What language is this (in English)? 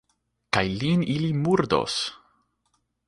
Esperanto